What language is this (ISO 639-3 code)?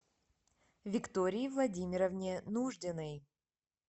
rus